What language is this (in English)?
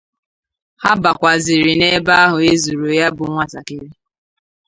Igbo